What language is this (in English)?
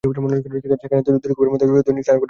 Bangla